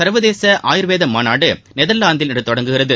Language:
Tamil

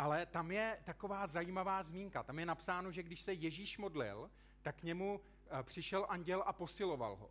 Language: Czech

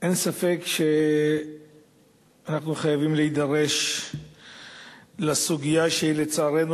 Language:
Hebrew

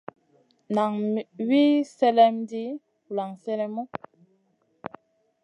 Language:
Masana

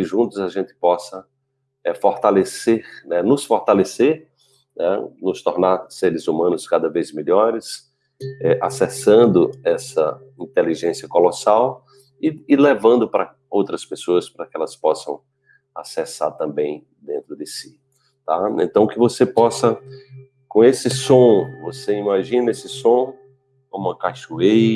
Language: Portuguese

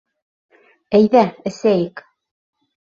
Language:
Bashkir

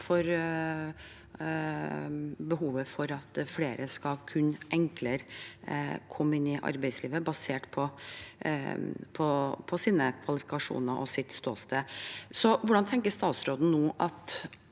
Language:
Norwegian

